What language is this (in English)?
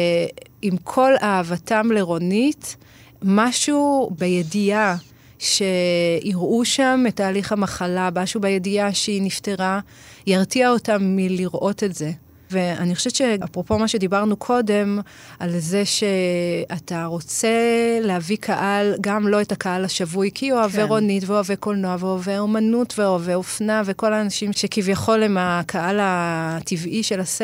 Hebrew